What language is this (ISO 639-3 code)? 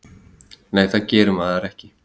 isl